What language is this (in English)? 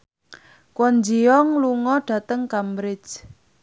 Javanese